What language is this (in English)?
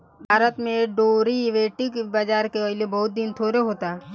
Bhojpuri